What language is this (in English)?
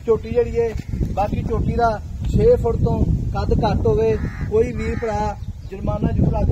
Punjabi